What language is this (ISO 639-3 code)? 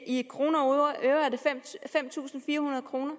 dan